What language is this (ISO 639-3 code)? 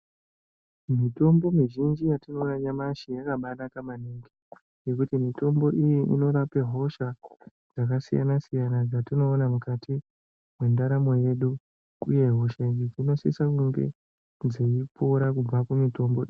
ndc